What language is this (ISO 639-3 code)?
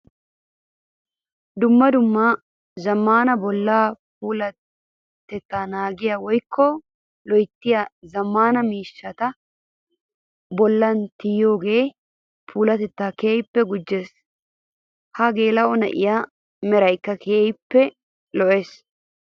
wal